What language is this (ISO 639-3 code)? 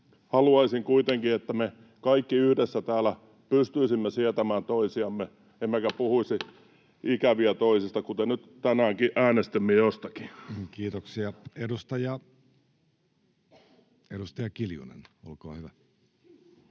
fin